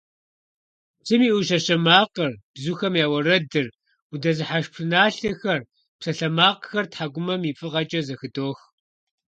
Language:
Kabardian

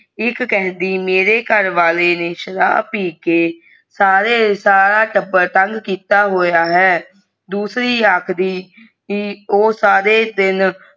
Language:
Punjabi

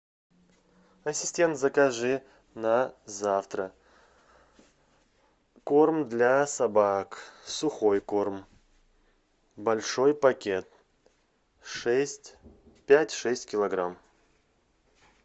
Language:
Russian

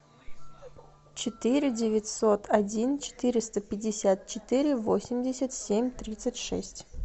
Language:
Russian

